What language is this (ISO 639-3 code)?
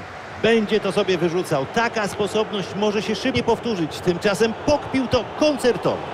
pol